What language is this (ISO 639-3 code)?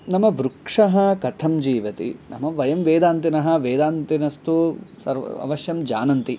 san